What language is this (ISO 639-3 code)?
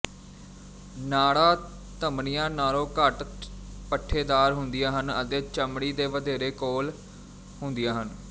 pan